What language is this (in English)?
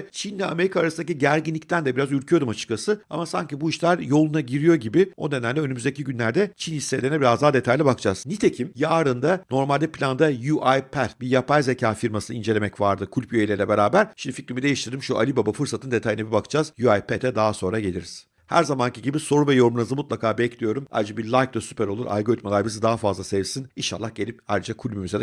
Turkish